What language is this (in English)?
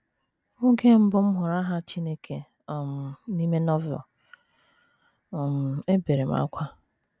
Igbo